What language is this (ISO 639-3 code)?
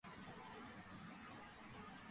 kat